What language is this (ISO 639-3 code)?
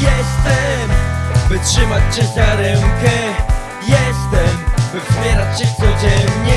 pol